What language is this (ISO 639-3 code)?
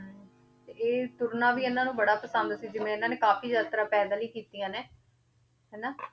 pan